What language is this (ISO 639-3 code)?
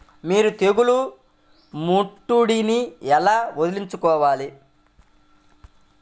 tel